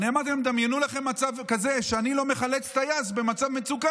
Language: Hebrew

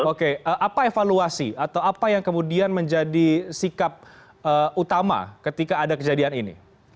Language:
Indonesian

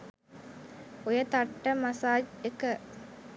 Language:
Sinhala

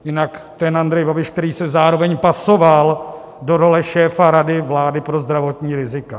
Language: Czech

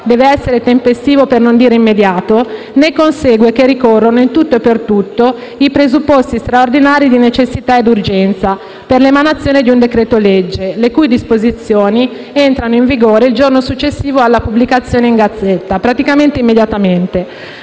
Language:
Italian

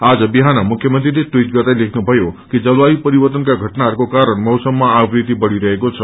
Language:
Nepali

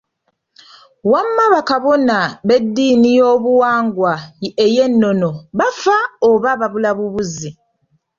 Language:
Ganda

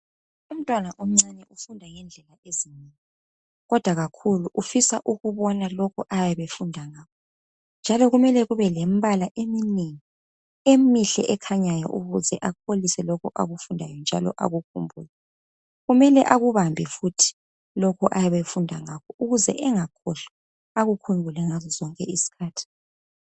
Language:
North Ndebele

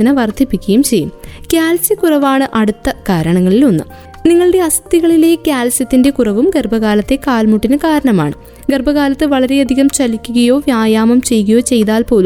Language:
Malayalam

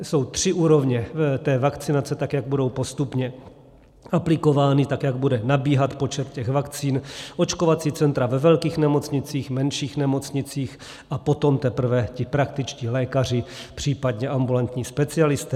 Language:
Czech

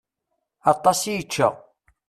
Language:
Kabyle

